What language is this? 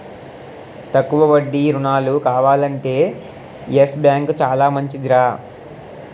Telugu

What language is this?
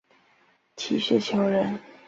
Chinese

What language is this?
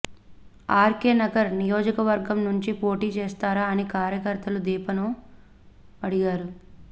Telugu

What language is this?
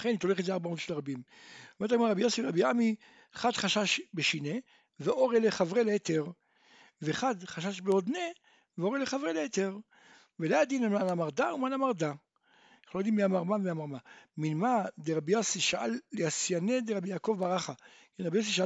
Hebrew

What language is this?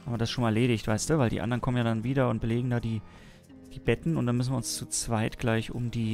German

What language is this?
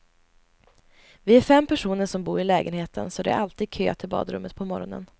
Swedish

